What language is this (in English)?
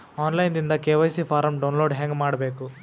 Kannada